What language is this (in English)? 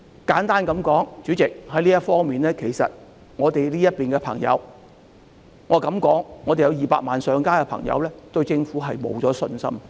Cantonese